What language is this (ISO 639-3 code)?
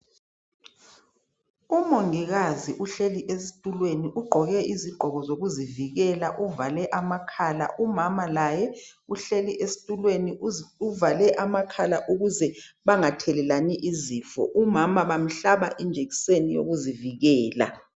nde